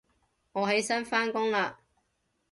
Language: Cantonese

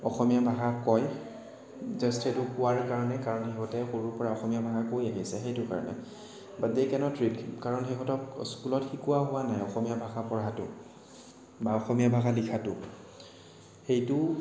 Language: Assamese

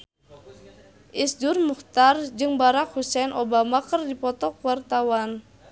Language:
Sundanese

